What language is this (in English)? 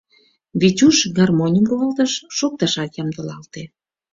Mari